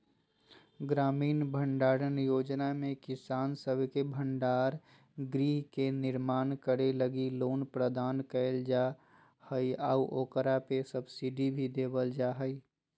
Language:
Magahi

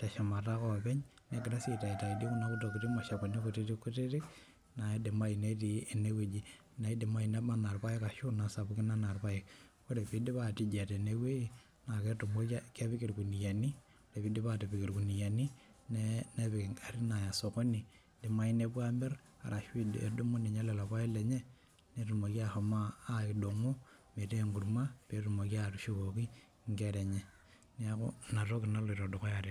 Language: Masai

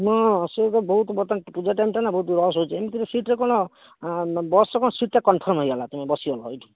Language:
Odia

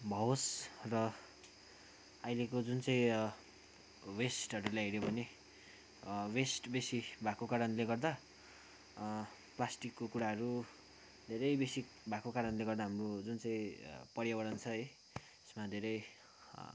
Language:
Nepali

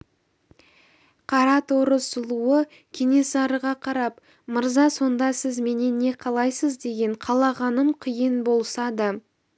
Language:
Kazakh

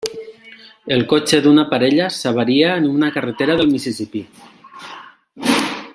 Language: Catalan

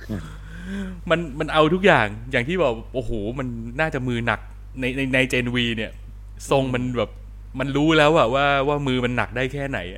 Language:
Thai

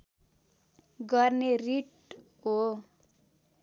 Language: Nepali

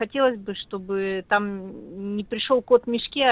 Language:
Russian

